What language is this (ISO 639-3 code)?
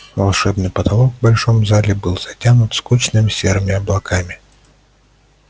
rus